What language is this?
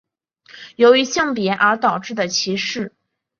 Chinese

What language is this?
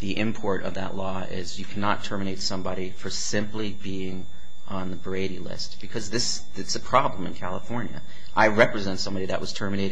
English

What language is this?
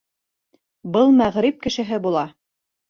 Bashkir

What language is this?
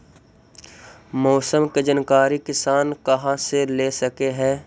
Magahi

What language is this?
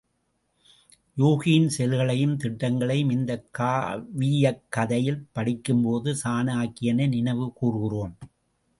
Tamil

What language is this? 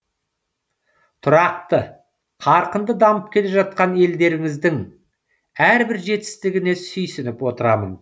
Kazakh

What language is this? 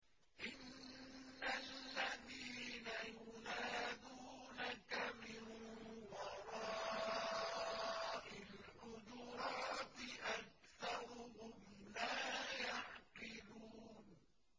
Arabic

